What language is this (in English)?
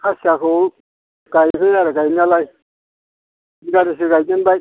Bodo